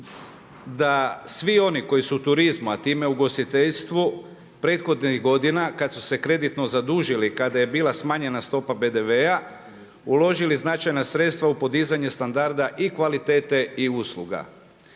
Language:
Croatian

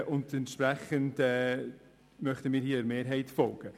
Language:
Swiss German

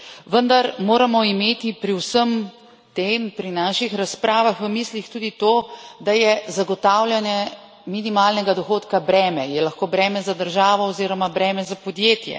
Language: Slovenian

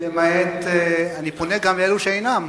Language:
Hebrew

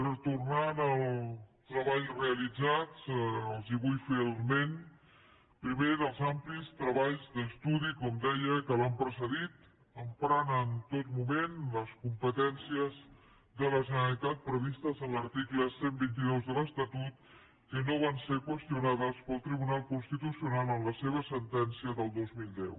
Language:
Catalan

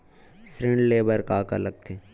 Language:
Chhattisgarhi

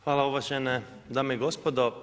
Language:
Croatian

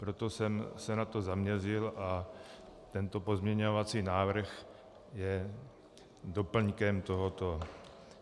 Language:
Czech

